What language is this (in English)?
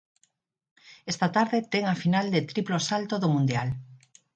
Galician